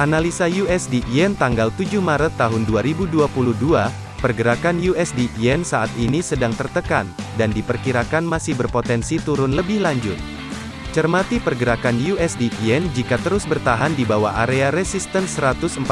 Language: Indonesian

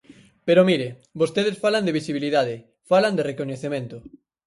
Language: Galician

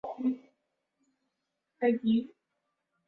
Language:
Swahili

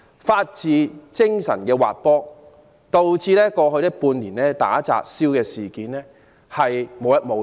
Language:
Cantonese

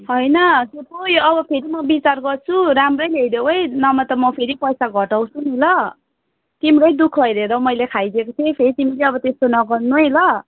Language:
Nepali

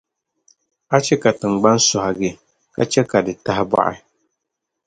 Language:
Dagbani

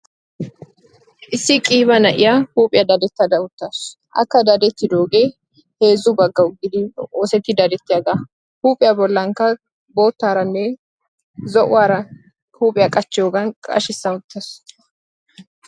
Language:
Wolaytta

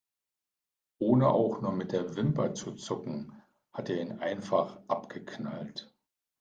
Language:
German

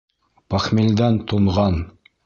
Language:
Bashkir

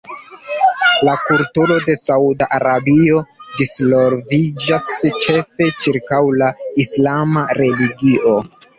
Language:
Esperanto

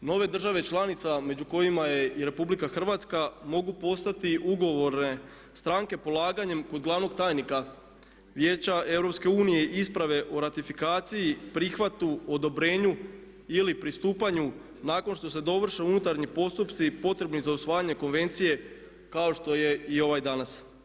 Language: Croatian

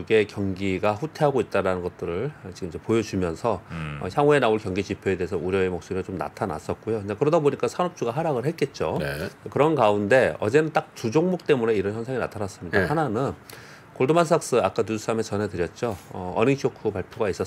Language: Korean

